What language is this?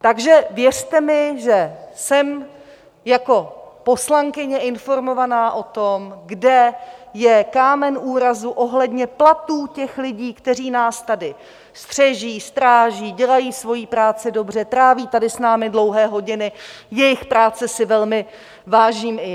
Czech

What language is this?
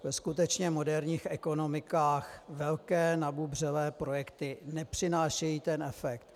Czech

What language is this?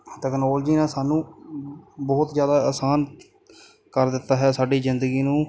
Punjabi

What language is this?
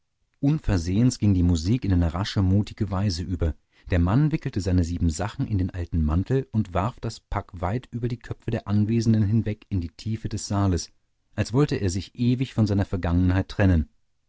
German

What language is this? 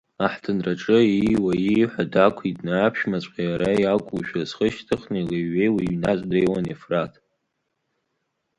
Abkhazian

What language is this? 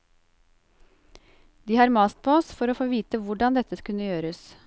Norwegian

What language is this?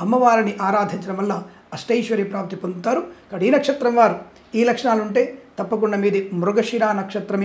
Telugu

